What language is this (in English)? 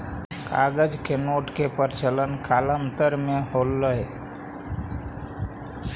Magahi